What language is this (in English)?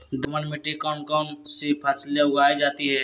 Magahi